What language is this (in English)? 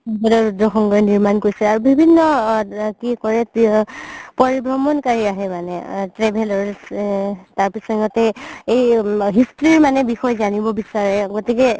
Assamese